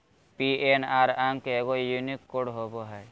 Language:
Magahi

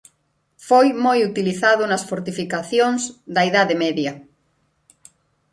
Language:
Galician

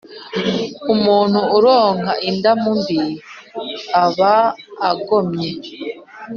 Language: Kinyarwanda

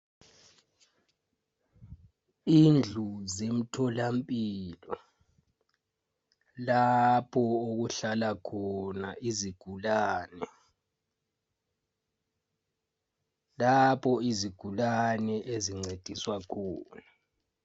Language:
North Ndebele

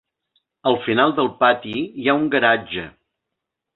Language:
Catalan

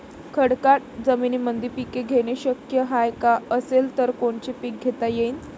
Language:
Marathi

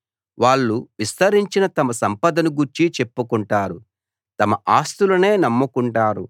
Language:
Telugu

